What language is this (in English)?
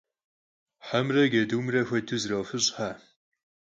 Kabardian